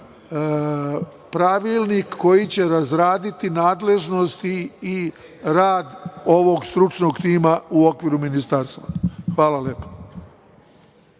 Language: Serbian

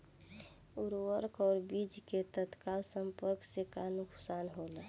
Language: Bhojpuri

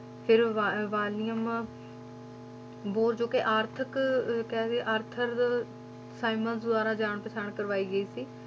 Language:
Punjabi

